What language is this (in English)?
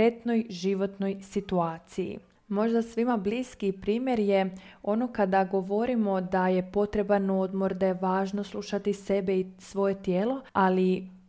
Croatian